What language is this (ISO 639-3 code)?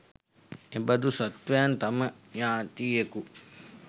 sin